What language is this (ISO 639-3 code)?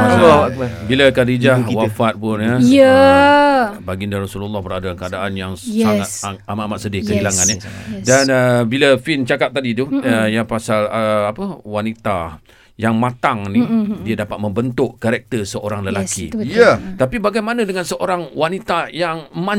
msa